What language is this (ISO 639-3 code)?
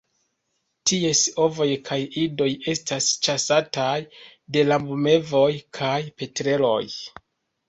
epo